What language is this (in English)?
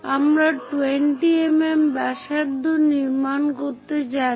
Bangla